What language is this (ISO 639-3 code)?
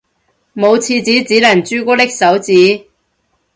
yue